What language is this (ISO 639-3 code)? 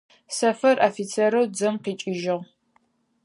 ady